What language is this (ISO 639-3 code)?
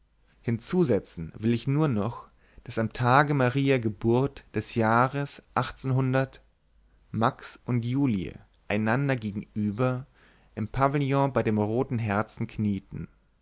deu